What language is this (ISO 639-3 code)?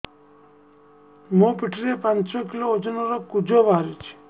ori